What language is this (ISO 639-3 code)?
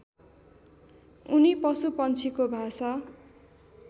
nep